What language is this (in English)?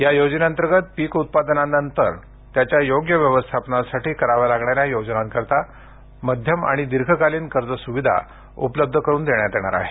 Marathi